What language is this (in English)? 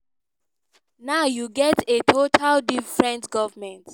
Nigerian Pidgin